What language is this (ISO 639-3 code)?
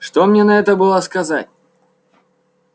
rus